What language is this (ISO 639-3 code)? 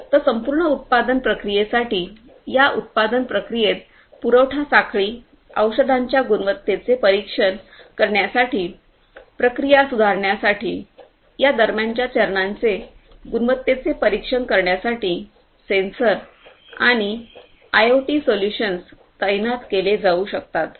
mar